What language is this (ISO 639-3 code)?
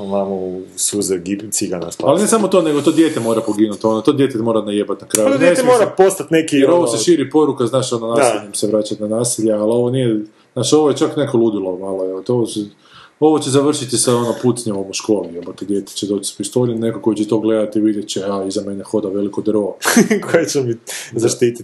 hrv